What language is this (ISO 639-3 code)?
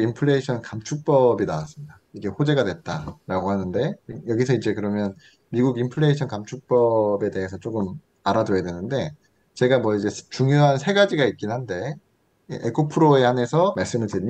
kor